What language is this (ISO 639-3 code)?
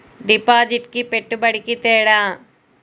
tel